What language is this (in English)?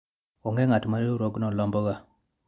Luo (Kenya and Tanzania)